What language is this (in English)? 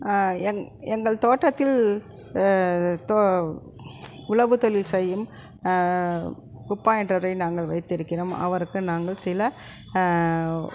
Tamil